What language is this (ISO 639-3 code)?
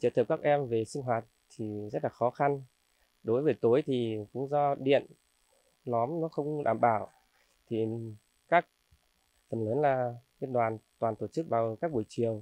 vie